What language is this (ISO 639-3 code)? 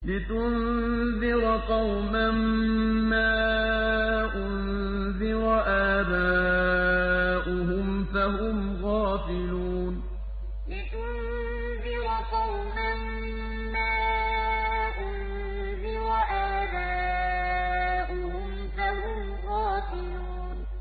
ara